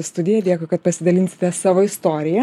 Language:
Lithuanian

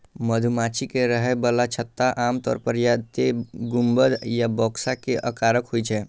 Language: Maithili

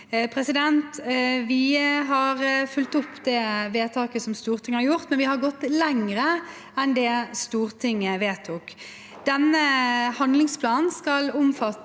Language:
Norwegian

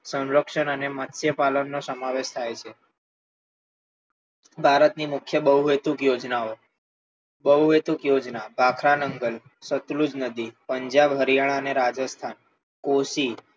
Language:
Gujarati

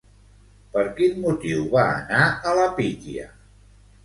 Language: Catalan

